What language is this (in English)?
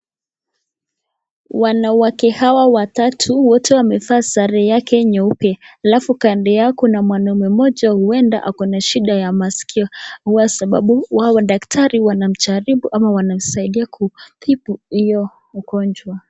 Swahili